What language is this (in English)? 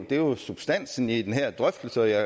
Danish